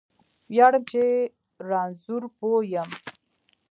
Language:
Pashto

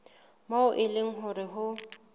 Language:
Southern Sotho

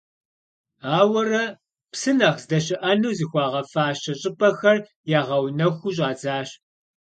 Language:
Kabardian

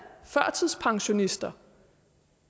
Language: Danish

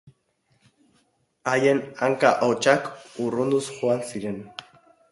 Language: Basque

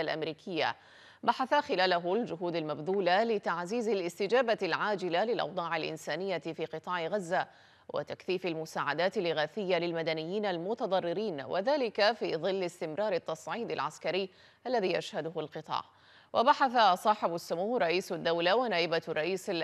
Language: Arabic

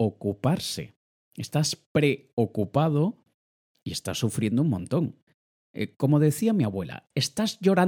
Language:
Spanish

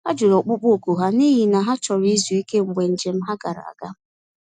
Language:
Igbo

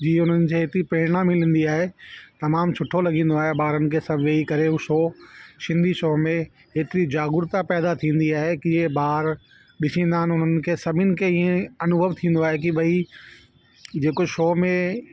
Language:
Sindhi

